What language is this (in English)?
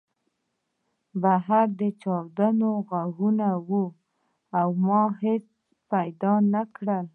Pashto